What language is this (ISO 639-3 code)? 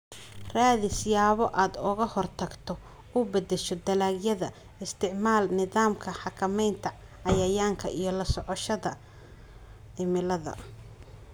som